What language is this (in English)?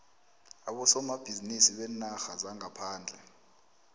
South Ndebele